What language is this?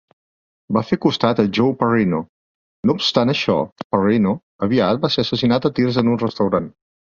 Catalan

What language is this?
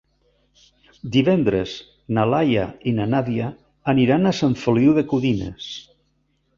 Catalan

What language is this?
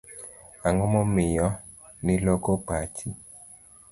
Luo (Kenya and Tanzania)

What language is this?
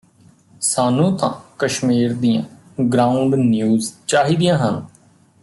Punjabi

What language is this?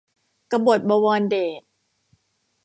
Thai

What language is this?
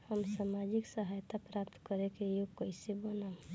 Bhojpuri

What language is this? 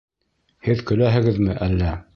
Bashkir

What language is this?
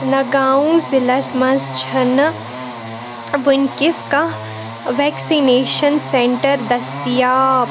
Kashmiri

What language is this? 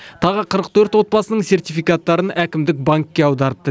Kazakh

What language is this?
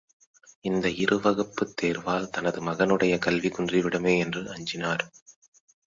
Tamil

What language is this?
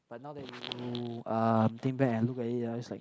English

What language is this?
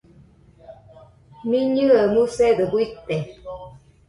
Nüpode Huitoto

